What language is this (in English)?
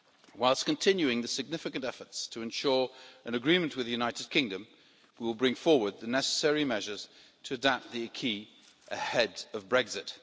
English